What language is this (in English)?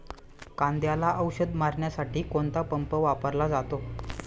Marathi